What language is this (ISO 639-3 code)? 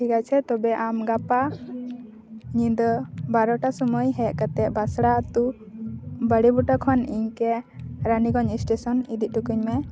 sat